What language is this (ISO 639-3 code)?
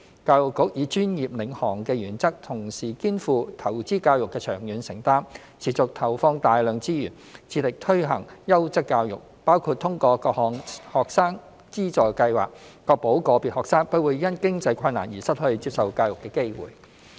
yue